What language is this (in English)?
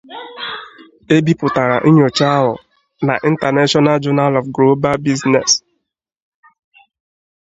Igbo